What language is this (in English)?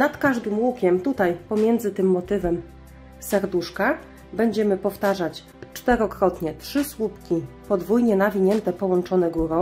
Polish